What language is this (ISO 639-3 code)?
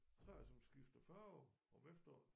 dan